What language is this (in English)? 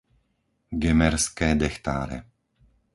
Slovak